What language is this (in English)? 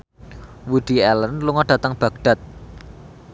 Javanese